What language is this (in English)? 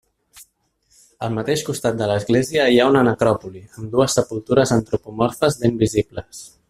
Catalan